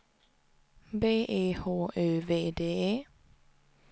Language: Swedish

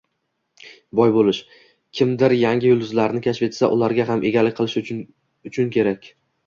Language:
Uzbek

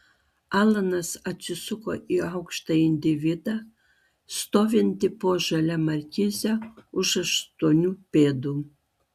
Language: Lithuanian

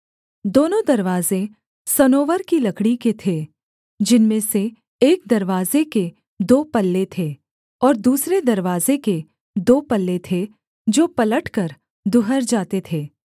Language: Hindi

